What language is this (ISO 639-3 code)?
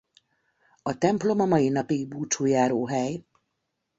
hun